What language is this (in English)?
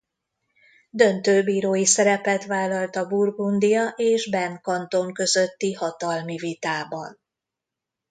Hungarian